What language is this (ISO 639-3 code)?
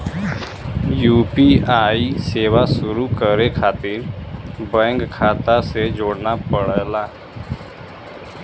bho